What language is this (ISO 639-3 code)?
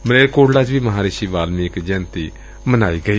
pan